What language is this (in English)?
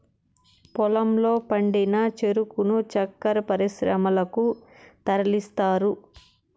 Telugu